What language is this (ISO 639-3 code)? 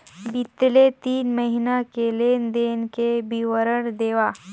hne